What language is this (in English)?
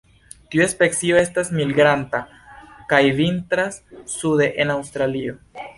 Esperanto